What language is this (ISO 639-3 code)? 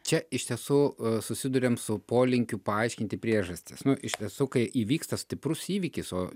lit